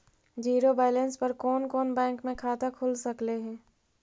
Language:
Magahi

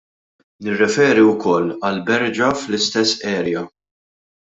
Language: Maltese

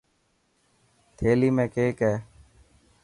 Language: Dhatki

